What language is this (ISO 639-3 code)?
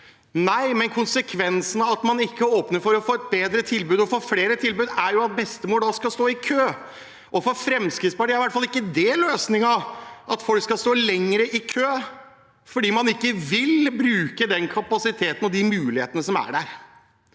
nor